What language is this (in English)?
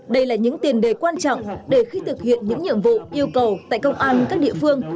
Vietnamese